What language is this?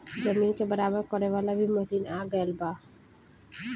Bhojpuri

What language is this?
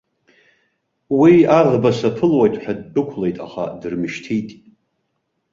Abkhazian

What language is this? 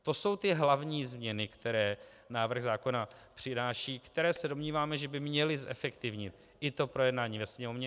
Czech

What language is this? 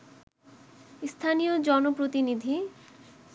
Bangla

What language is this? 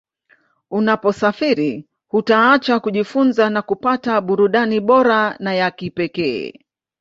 Swahili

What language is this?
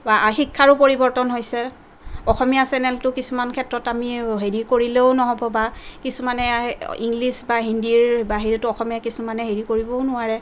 Assamese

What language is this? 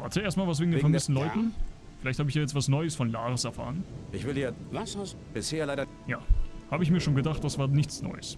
German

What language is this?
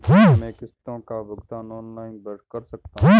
Hindi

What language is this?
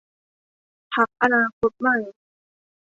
Thai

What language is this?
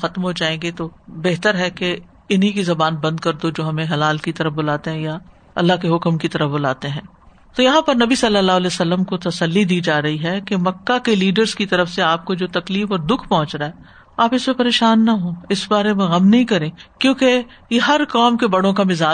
Urdu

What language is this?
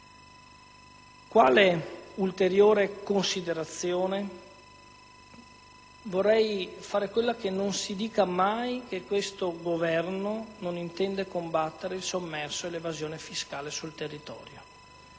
Italian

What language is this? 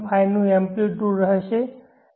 Gujarati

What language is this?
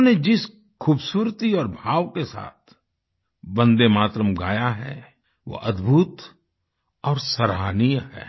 Hindi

